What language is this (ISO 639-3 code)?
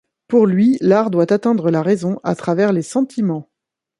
fra